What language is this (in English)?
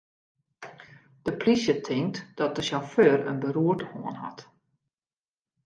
Western Frisian